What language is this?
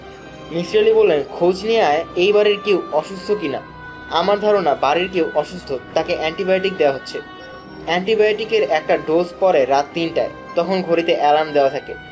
Bangla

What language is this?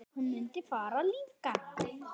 Icelandic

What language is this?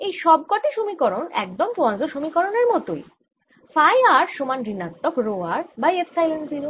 Bangla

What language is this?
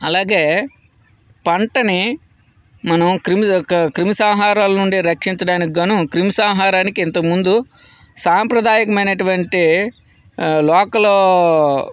Telugu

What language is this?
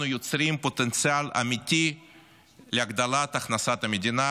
Hebrew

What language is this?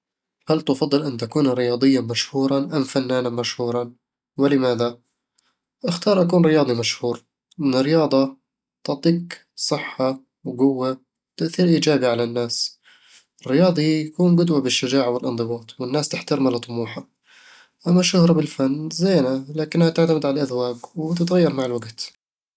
Eastern Egyptian Bedawi Arabic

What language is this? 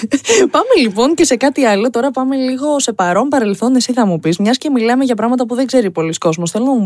Greek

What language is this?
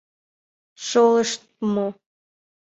Mari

